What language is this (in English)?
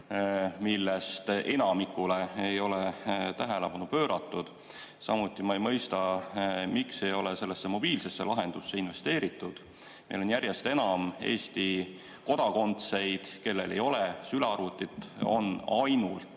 Estonian